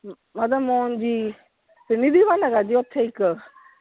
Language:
Punjabi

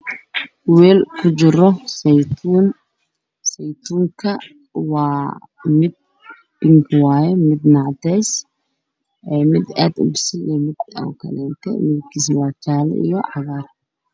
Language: Somali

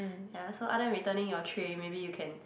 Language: English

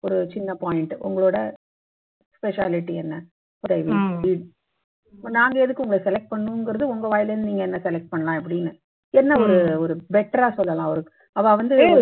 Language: Tamil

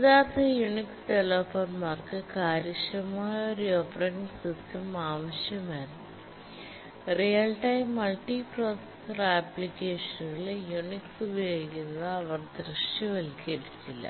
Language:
Malayalam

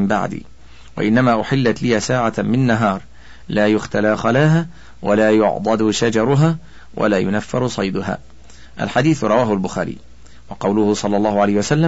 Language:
Arabic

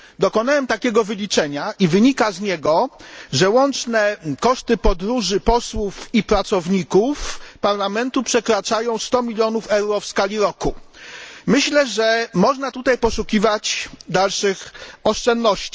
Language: Polish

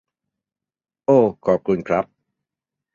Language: Thai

